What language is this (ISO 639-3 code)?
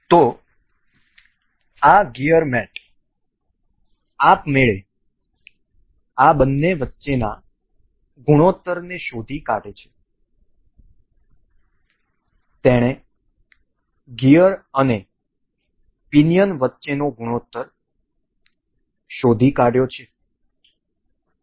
guj